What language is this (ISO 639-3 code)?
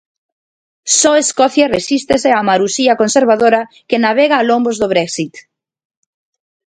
glg